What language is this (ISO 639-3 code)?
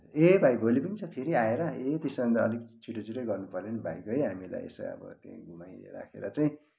nep